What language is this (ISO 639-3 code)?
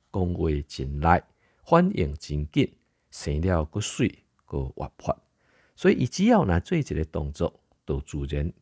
zho